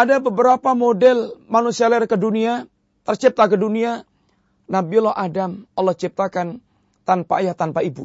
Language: Malay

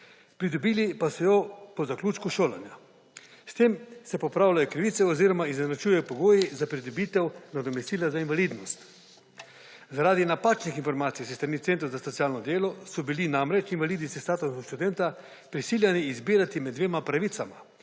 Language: Slovenian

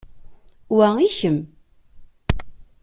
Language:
Kabyle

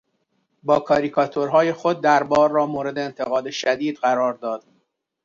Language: Persian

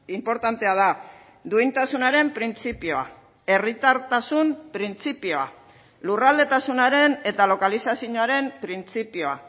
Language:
Basque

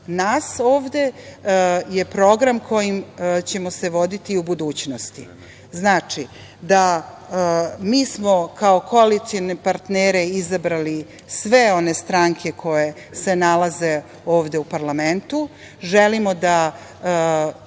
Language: Serbian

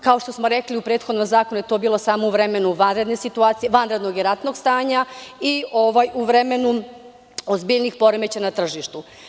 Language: Serbian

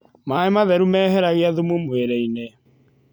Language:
Kikuyu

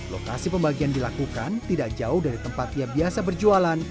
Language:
Indonesian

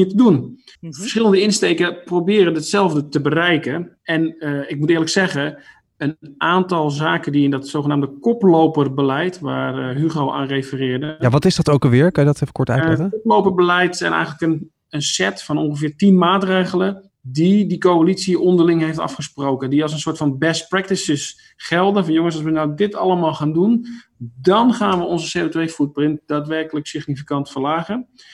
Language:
Dutch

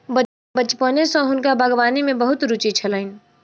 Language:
Maithili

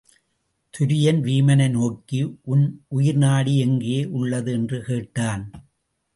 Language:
Tamil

